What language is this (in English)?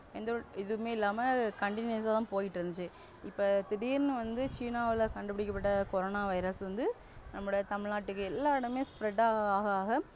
Tamil